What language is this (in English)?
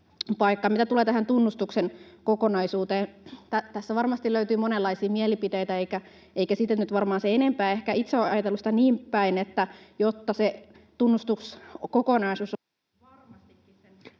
Finnish